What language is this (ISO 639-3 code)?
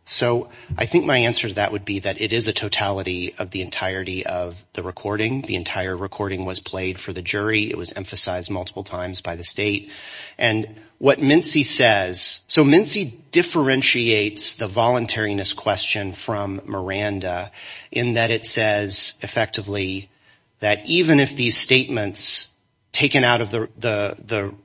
eng